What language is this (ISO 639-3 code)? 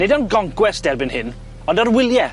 cym